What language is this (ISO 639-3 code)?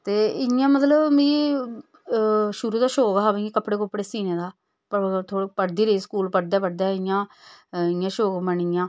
doi